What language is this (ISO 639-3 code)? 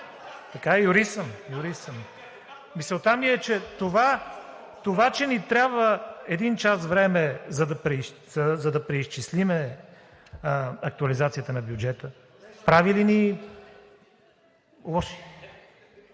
bul